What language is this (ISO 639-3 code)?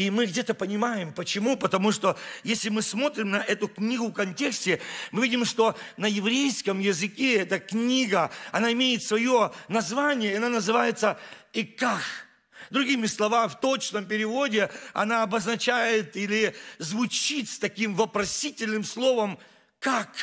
rus